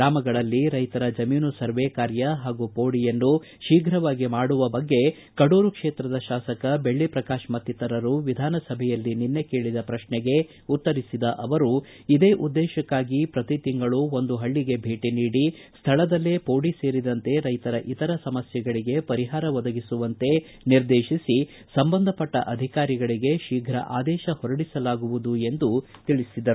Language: Kannada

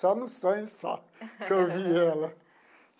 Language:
Portuguese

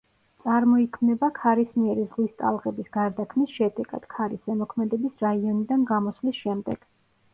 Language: Georgian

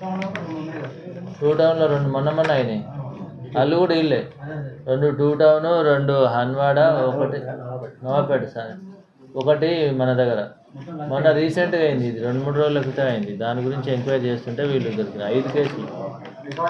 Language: Telugu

